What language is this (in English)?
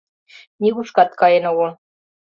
Mari